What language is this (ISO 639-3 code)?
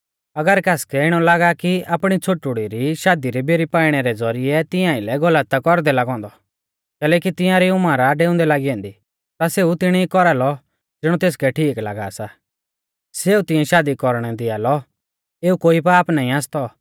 bfz